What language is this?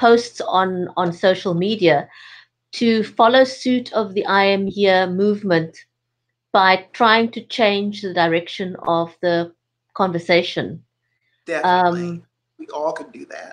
English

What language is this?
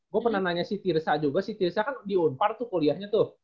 Indonesian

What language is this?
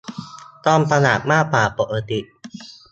Thai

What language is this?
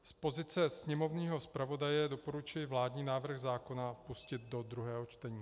Czech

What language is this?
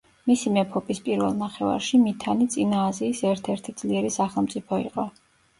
Georgian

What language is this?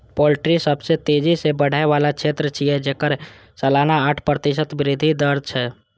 Maithili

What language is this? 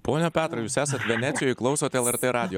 Lithuanian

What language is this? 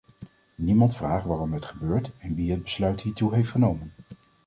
Dutch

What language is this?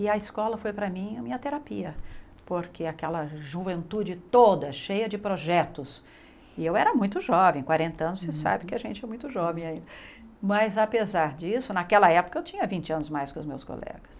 Portuguese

